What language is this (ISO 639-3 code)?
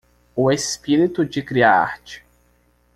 por